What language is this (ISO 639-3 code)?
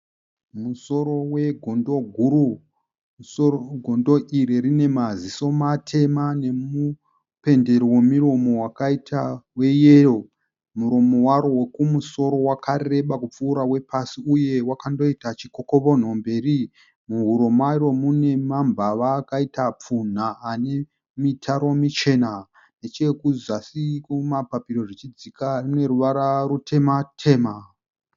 sna